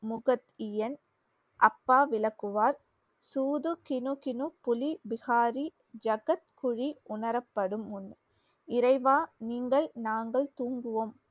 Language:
Tamil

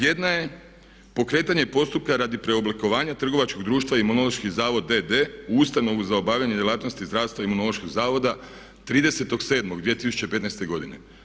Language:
Croatian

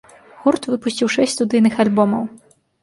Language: Belarusian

